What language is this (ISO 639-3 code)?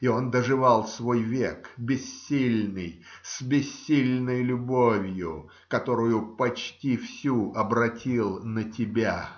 rus